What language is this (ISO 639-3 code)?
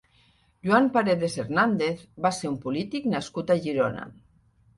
cat